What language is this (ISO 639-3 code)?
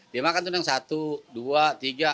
ind